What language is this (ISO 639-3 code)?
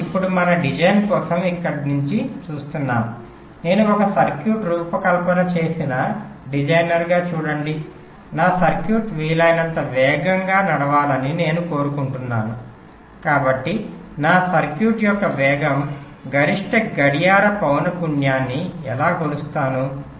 tel